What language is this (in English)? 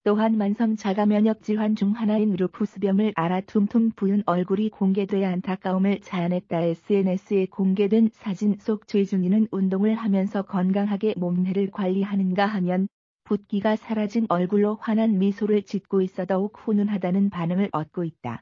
Korean